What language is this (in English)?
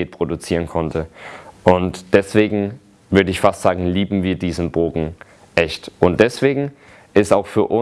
German